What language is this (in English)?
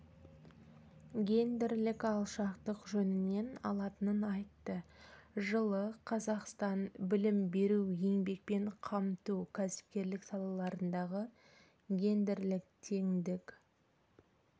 Kazakh